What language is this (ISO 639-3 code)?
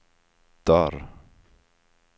swe